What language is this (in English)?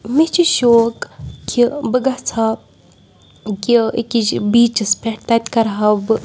Kashmiri